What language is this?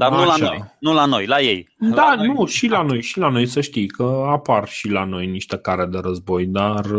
Romanian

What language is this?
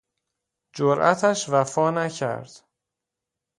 Persian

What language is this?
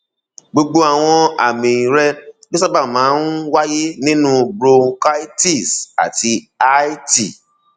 Yoruba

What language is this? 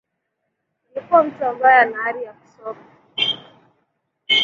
Swahili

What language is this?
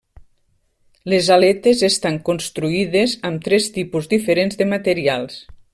Catalan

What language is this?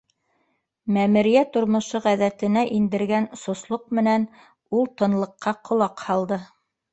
Bashkir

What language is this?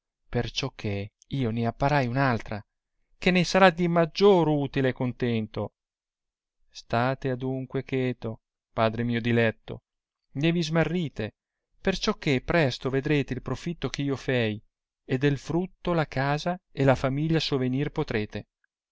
Italian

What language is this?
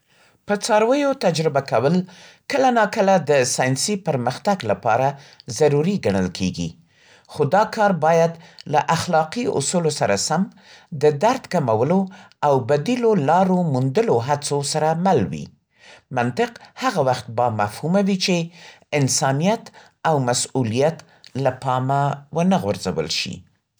Central Pashto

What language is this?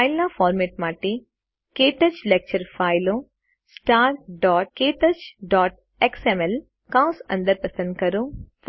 Gujarati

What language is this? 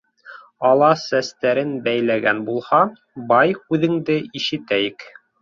Bashkir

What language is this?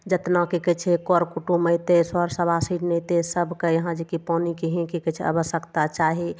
Maithili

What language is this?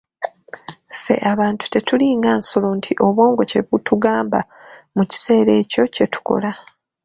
Ganda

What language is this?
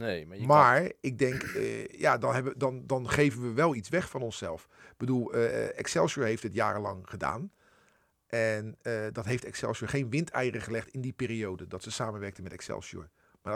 Dutch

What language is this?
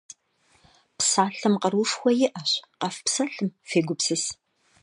Kabardian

